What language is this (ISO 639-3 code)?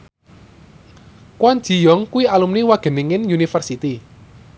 jav